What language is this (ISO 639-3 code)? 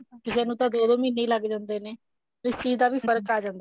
pan